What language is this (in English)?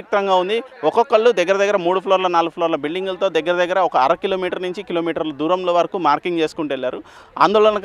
Telugu